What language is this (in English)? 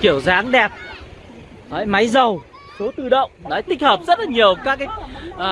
Vietnamese